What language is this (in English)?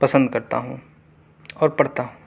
Urdu